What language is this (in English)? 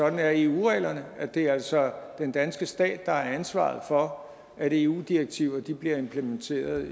Danish